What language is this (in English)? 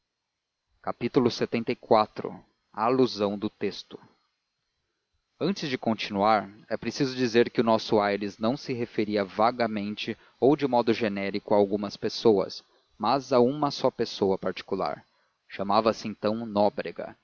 Portuguese